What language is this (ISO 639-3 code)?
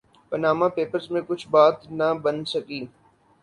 urd